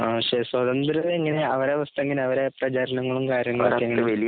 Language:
Malayalam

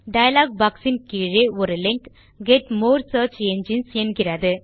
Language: Tamil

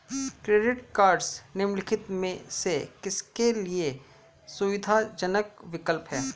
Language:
Hindi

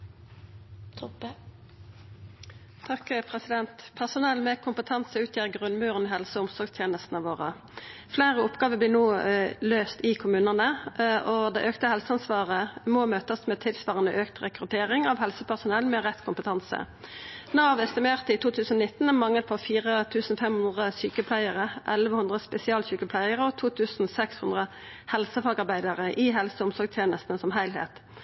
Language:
Norwegian Nynorsk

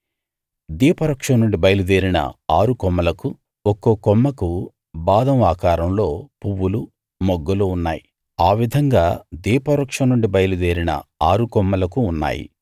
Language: Telugu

